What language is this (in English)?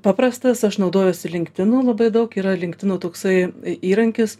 Lithuanian